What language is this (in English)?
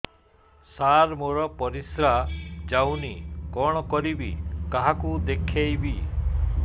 Odia